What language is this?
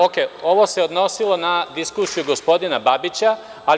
Serbian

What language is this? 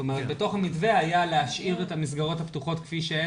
Hebrew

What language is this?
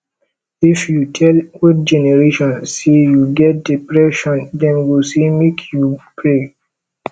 Nigerian Pidgin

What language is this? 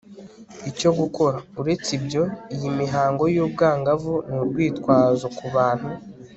Kinyarwanda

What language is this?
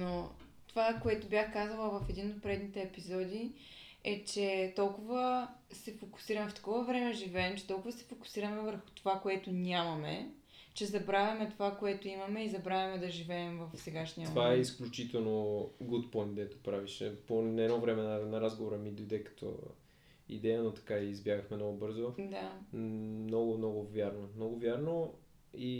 Bulgarian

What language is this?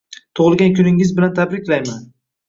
Uzbek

